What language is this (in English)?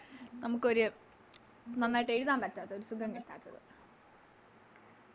Malayalam